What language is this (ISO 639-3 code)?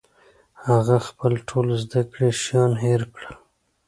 pus